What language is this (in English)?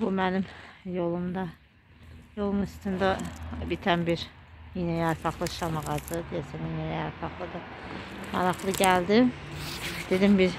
Turkish